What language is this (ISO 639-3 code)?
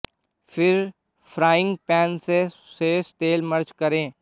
hin